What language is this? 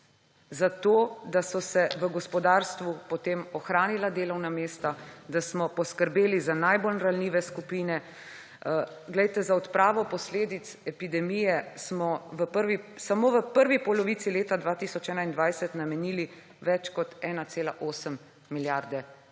Slovenian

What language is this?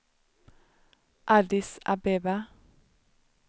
Swedish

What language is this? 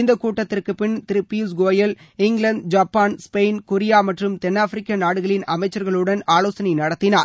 Tamil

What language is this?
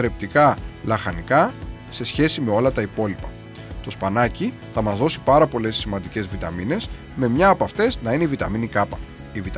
Greek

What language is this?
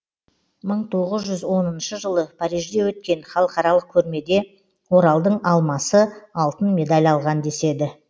Kazakh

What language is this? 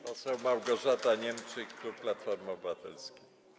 Polish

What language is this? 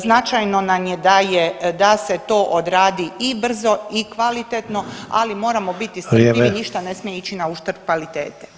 Croatian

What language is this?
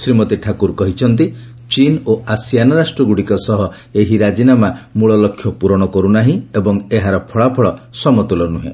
Odia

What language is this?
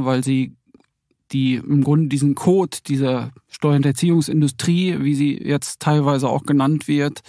German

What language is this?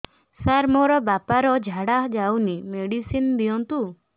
Odia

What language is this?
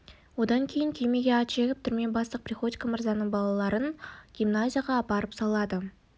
Kazakh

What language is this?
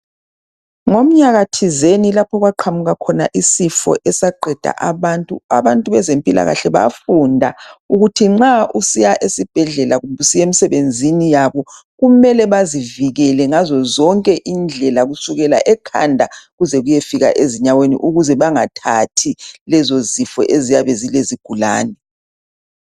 North Ndebele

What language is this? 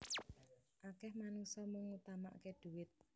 Javanese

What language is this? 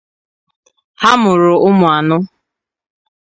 Igbo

